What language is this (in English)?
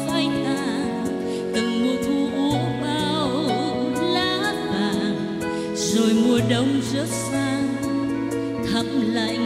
Vietnamese